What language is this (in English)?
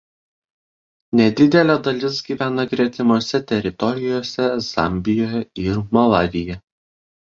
Lithuanian